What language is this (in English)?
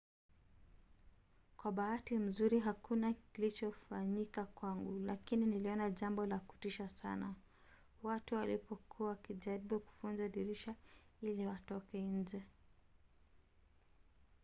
Swahili